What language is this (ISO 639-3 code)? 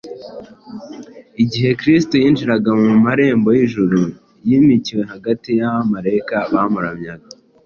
kin